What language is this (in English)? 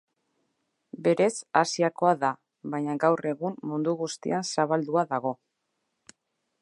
Basque